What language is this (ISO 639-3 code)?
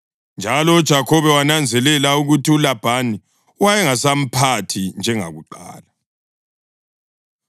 nde